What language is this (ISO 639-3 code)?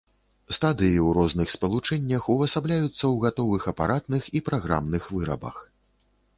bel